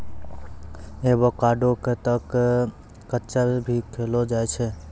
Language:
Maithili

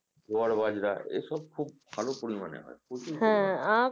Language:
Bangla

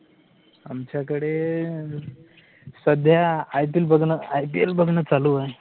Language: Marathi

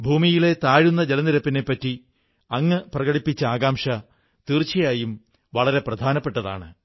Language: Malayalam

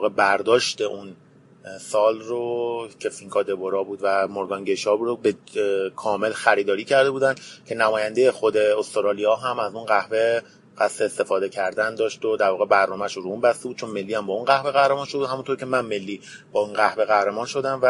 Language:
Persian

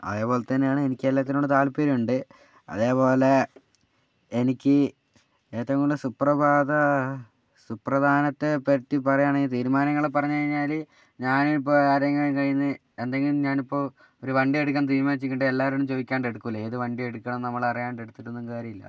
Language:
Malayalam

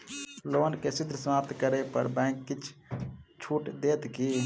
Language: Maithili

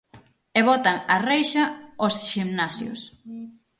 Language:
Galician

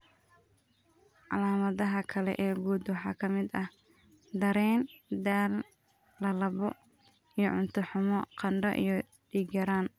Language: Somali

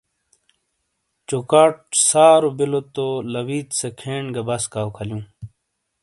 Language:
Shina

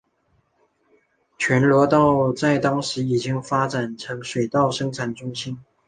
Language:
Chinese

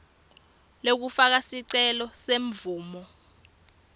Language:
Swati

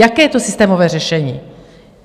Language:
Czech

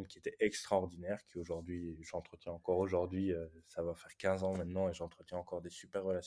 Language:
French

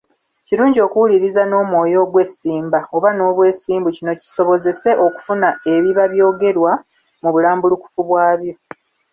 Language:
Ganda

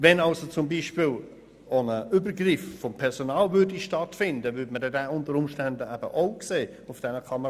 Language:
Swiss German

